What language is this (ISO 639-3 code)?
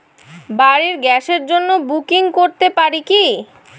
ben